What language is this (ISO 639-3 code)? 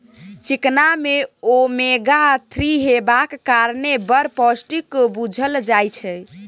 mai